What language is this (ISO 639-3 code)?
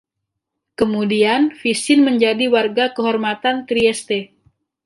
ind